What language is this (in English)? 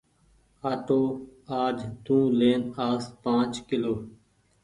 Goaria